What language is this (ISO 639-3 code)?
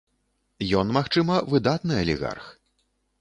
bel